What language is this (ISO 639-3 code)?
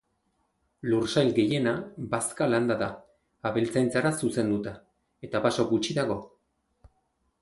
eus